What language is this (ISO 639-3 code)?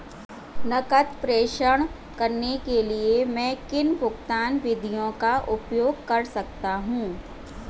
hin